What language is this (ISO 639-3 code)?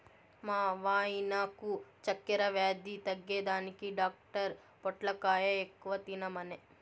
tel